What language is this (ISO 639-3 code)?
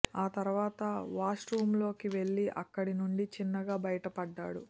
tel